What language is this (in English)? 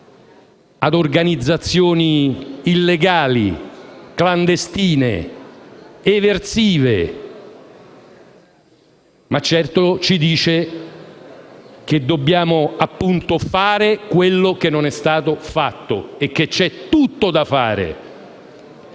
Italian